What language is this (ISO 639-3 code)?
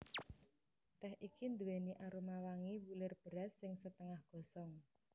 jav